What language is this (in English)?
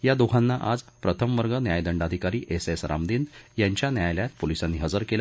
Marathi